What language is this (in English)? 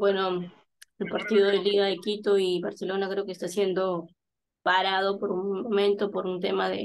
Spanish